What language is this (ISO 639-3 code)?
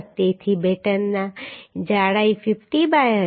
guj